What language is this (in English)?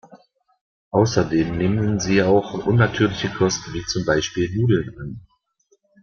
German